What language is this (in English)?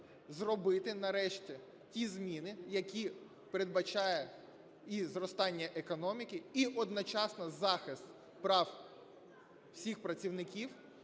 Ukrainian